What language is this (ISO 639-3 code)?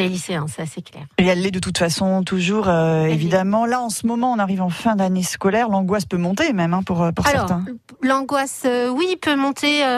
fra